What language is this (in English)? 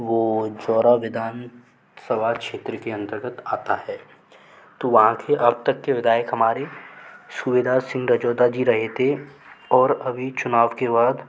Hindi